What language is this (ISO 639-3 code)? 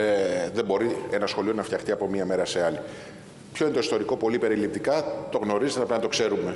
ell